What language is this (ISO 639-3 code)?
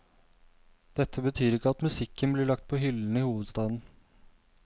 nor